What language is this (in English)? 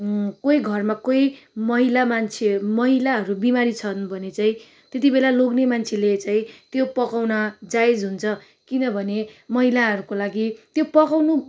Nepali